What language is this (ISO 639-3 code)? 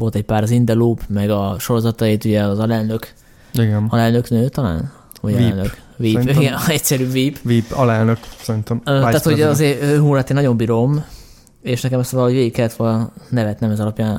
hun